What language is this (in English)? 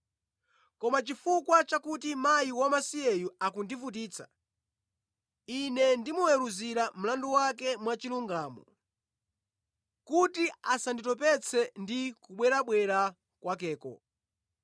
Nyanja